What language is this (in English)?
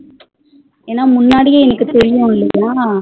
Tamil